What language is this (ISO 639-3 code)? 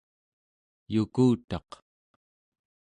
esu